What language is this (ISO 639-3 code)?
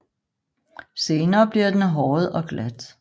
dan